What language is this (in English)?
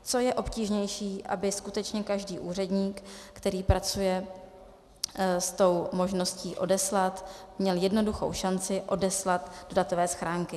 Czech